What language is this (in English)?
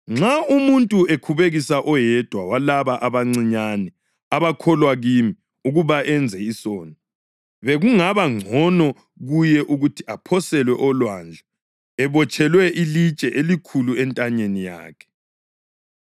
North Ndebele